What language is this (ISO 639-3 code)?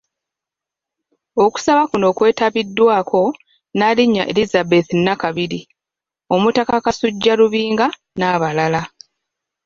lug